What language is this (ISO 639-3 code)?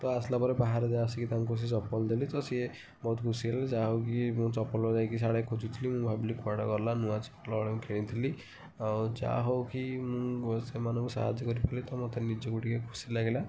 ori